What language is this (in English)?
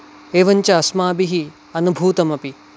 Sanskrit